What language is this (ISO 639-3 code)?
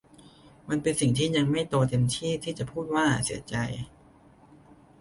tha